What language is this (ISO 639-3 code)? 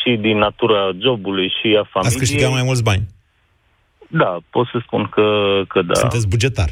ron